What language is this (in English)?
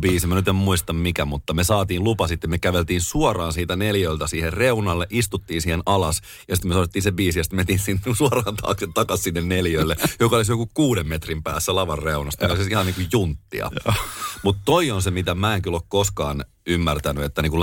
Finnish